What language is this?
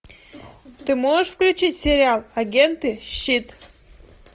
Russian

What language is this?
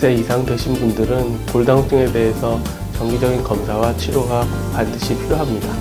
Korean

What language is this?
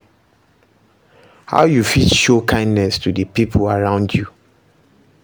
Nigerian Pidgin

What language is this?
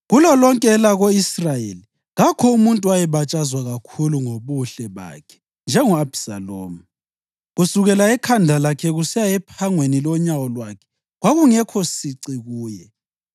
North Ndebele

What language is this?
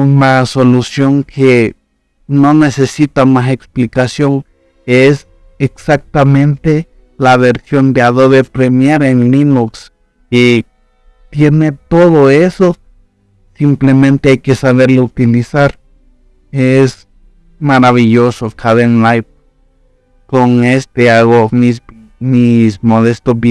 Spanish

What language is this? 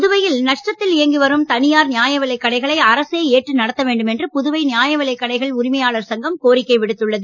Tamil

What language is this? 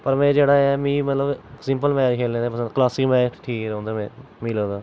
Dogri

